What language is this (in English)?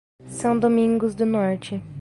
Portuguese